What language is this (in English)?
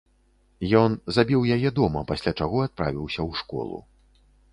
Belarusian